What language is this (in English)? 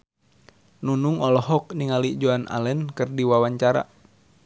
Sundanese